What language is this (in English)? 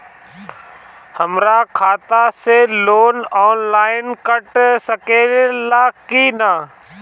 Bhojpuri